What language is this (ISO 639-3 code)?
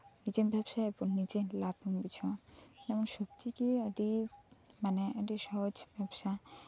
sat